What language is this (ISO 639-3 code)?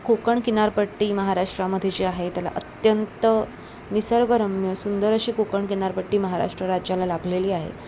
mar